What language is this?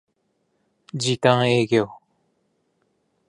Japanese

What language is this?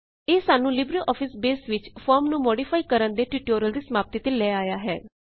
Punjabi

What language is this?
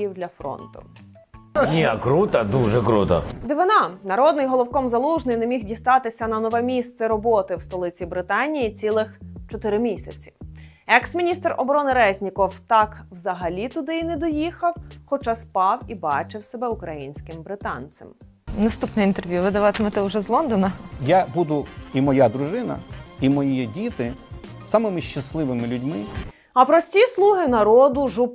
Ukrainian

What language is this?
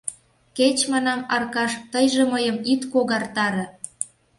Mari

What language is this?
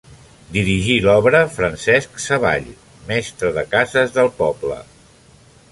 Catalan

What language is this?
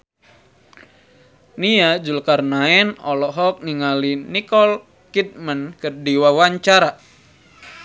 Sundanese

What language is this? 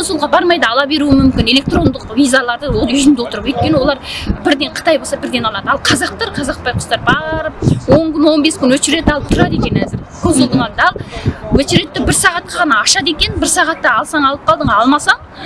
Turkish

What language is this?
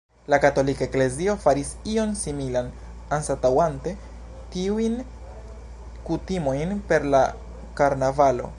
Esperanto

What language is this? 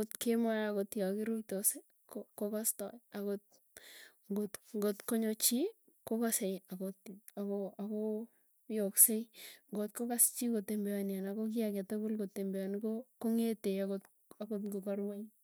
Tugen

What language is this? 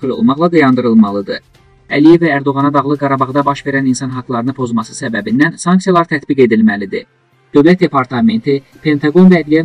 Turkish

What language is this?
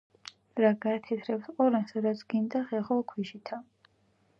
Georgian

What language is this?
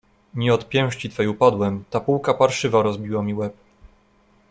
Polish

